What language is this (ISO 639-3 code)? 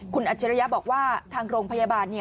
tha